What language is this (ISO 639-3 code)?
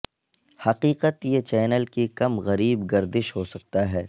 urd